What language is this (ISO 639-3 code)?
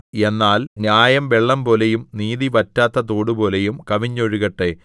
mal